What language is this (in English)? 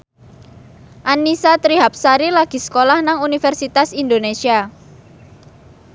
Javanese